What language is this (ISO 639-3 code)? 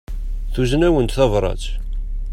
kab